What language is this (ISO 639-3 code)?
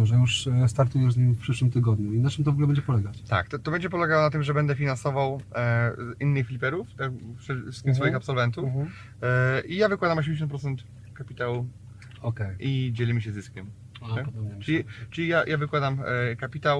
pol